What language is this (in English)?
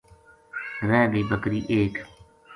Gujari